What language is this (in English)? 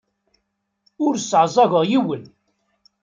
Kabyle